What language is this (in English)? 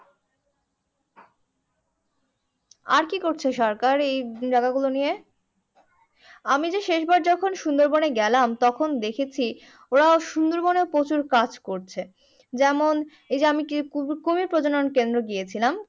Bangla